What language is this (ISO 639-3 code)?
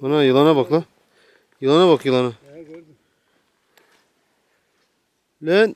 tur